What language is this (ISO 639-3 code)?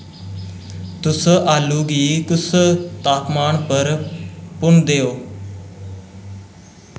doi